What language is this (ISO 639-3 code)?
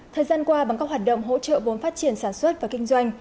vie